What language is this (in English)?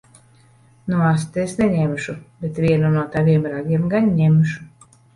Latvian